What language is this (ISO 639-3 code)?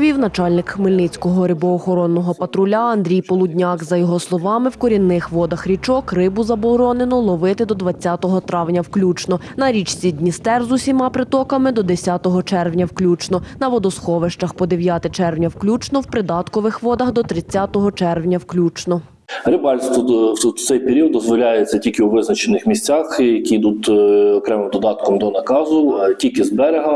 ukr